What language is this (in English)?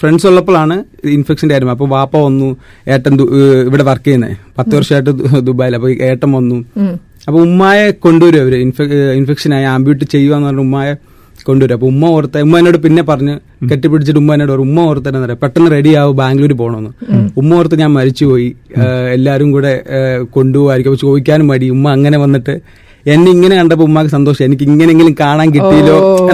Malayalam